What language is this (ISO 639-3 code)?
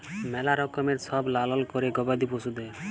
ben